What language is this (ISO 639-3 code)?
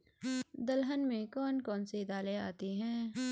hin